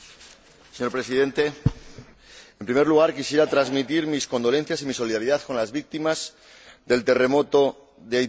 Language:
Spanish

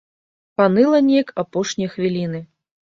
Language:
Belarusian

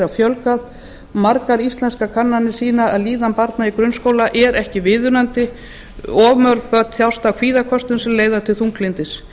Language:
Icelandic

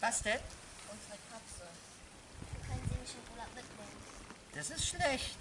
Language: German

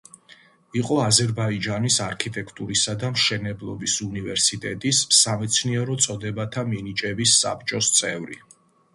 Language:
Georgian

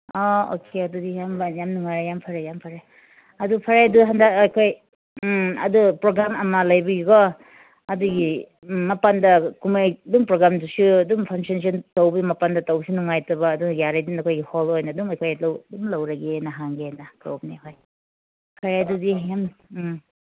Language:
Manipuri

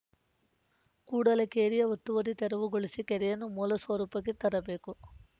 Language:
Kannada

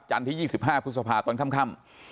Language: Thai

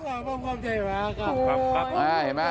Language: Thai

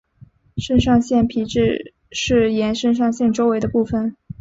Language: Chinese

